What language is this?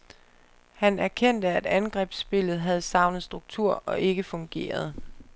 Danish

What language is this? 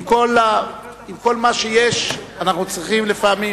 Hebrew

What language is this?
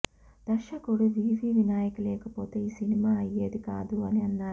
Telugu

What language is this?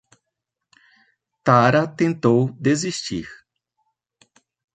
Portuguese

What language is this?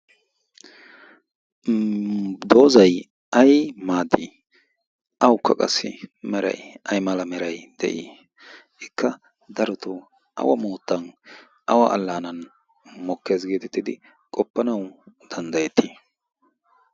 Wolaytta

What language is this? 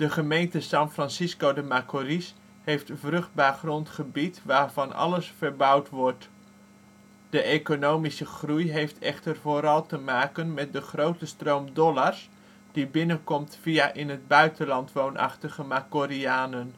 Dutch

